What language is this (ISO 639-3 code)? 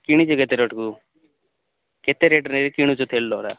ori